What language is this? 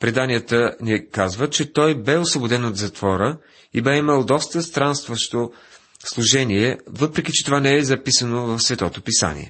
Bulgarian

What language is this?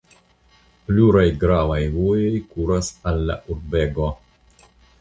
Esperanto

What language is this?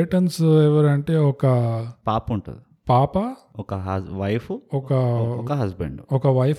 Telugu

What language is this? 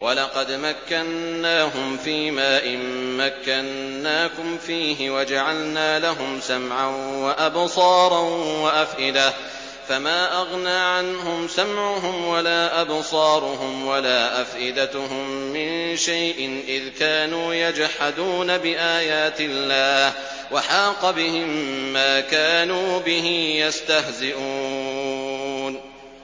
Arabic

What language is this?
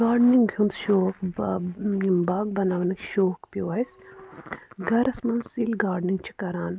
Kashmiri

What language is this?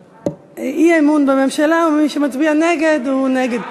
Hebrew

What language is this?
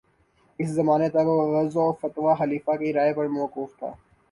Urdu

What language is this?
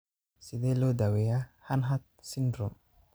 Somali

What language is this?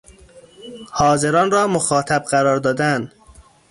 Persian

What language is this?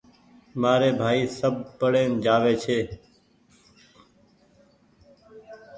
Goaria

